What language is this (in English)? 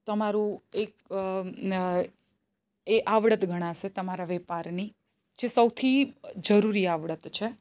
Gujarati